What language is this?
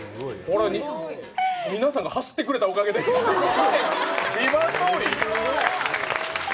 Japanese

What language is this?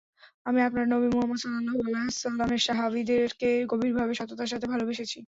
Bangla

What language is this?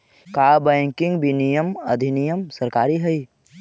Magahi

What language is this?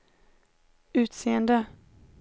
Swedish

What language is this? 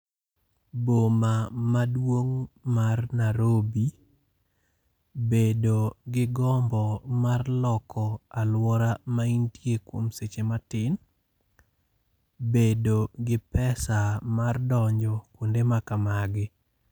Luo (Kenya and Tanzania)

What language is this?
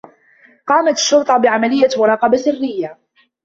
Arabic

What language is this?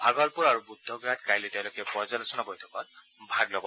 Assamese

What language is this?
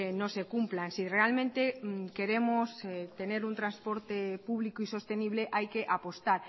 Spanish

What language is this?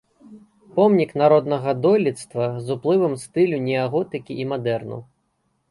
Belarusian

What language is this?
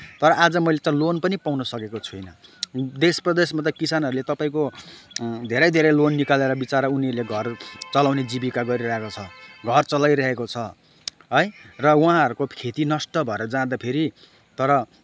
Nepali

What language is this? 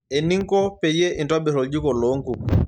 Masai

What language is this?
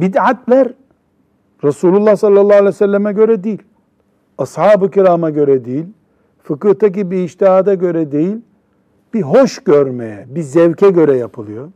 Turkish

